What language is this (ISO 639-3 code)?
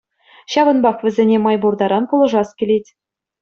chv